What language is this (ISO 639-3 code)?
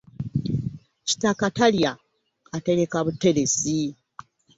lug